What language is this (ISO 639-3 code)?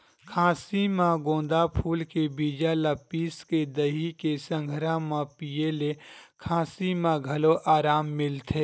hne